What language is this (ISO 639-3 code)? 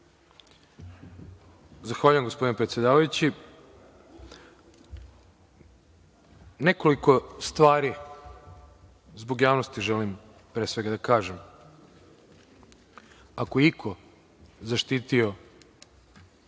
srp